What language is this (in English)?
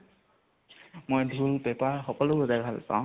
Assamese